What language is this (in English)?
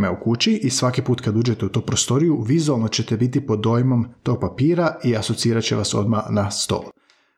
Croatian